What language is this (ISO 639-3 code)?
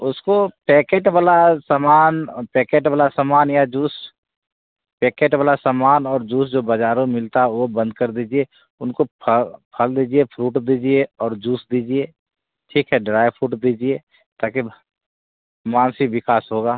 hin